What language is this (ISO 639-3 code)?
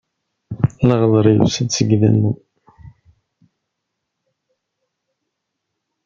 kab